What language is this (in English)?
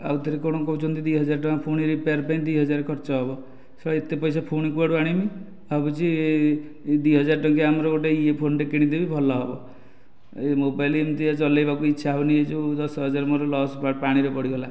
Odia